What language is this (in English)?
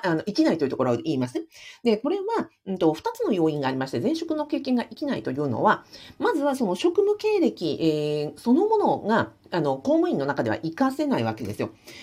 Japanese